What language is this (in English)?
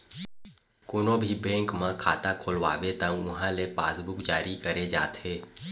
Chhattisgarhi